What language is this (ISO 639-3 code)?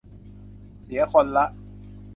tha